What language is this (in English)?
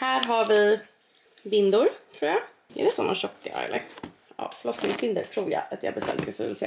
Swedish